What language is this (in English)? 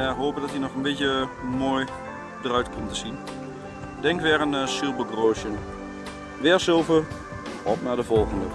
Dutch